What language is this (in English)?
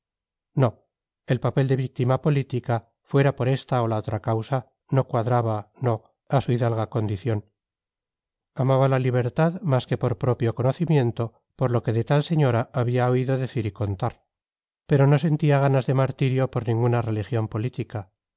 Spanish